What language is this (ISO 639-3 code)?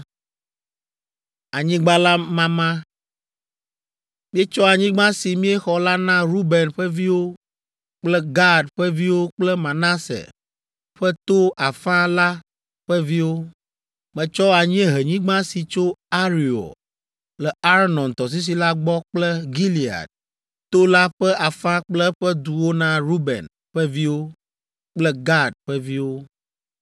ewe